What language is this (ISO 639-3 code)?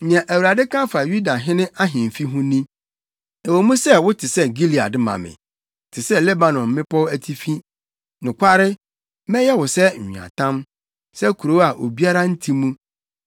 aka